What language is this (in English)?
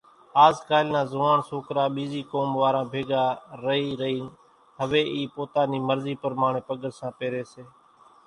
Kachi Koli